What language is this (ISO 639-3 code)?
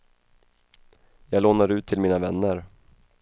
swe